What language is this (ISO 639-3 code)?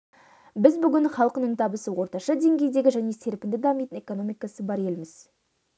kaz